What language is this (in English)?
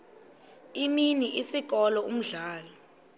Xhosa